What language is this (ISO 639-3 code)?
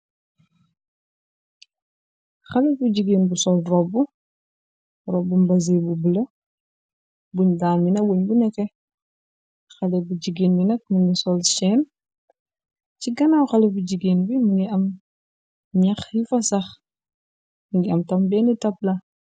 wol